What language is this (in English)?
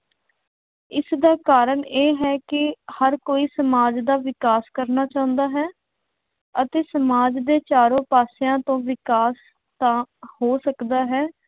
Punjabi